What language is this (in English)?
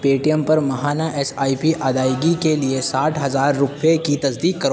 Urdu